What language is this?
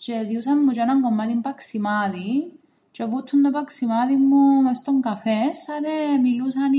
Greek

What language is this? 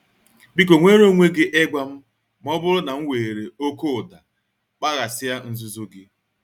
Igbo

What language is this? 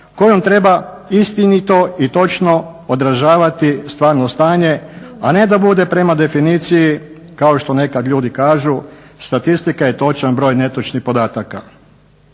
Croatian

